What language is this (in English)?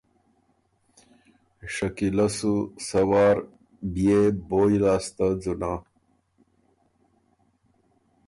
Ormuri